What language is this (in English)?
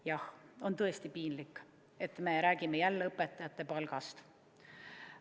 Estonian